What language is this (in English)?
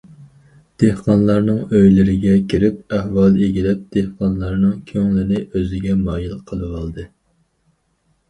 Uyghur